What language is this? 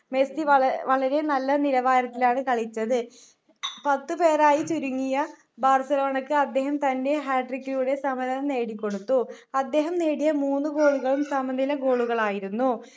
Malayalam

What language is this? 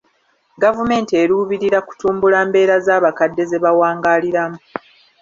Ganda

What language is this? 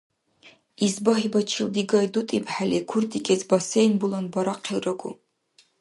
Dargwa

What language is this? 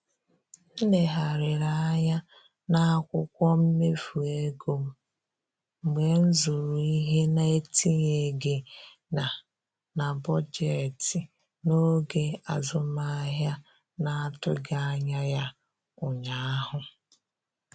Igbo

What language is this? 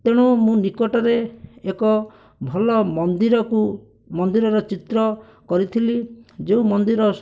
Odia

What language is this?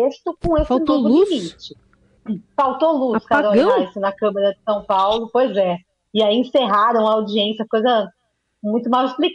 Portuguese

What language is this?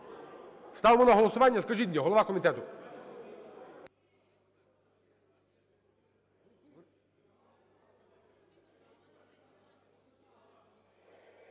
Ukrainian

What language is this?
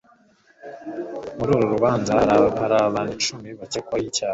Kinyarwanda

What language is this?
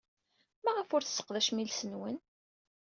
Kabyle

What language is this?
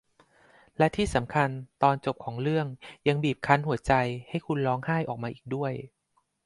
Thai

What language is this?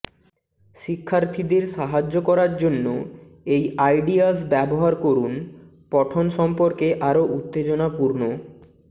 Bangla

